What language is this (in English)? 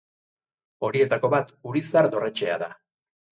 Basque